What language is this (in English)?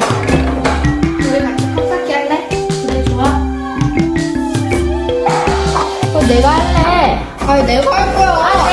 Korean